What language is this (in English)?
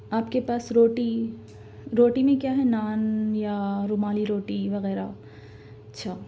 Urdu